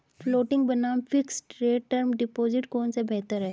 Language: Hindi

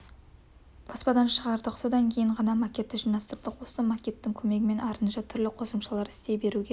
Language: Kazakh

